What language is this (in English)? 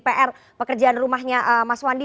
Indonesian